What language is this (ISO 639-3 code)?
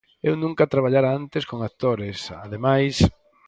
glg